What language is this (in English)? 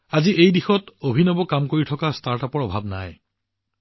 Assamese